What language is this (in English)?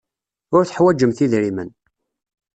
Kabyle